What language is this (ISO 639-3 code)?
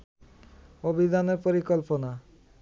ben